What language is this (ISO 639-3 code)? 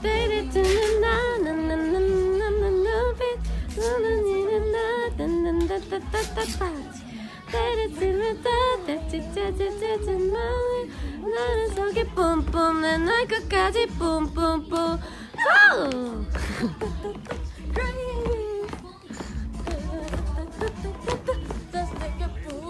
kor